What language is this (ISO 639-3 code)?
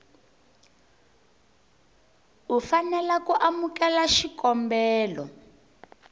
tso